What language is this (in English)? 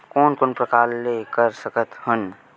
Chhattisgarhi